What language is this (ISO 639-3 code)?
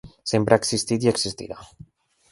cat